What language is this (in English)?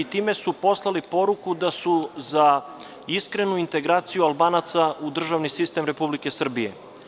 Serbian